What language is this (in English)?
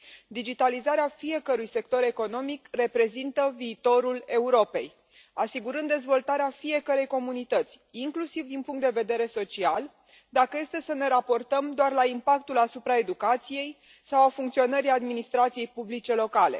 Romanian